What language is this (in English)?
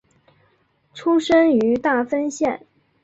Chinese